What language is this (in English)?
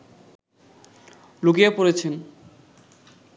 Bangla